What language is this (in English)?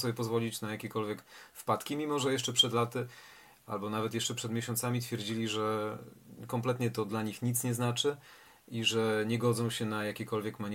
Polish